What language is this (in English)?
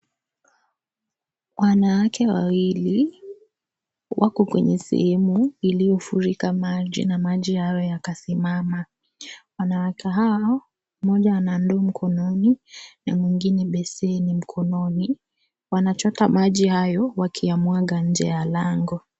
Swahili